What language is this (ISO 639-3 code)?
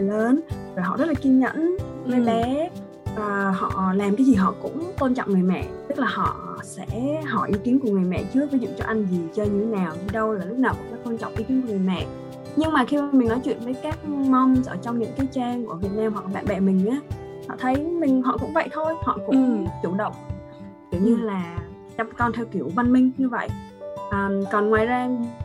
vie